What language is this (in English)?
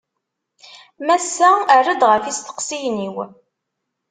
Kabyle